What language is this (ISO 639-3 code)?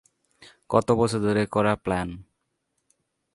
ben